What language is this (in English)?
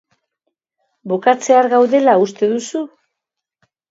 Basque